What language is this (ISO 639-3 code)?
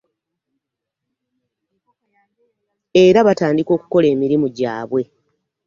lug